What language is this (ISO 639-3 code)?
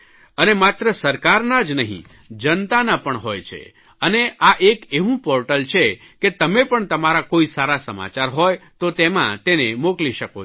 guj